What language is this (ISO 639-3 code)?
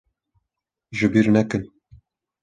kur